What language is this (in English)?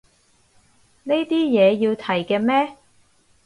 Cantonese